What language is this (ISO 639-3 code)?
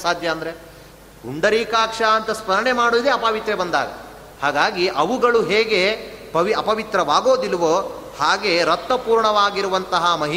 kan